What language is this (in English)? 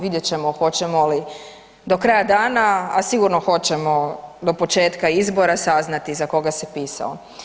Croatian